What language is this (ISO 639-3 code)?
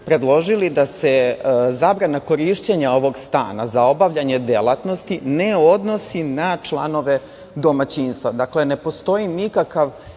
srp